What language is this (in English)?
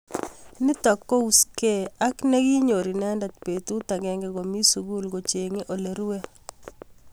Kalenjin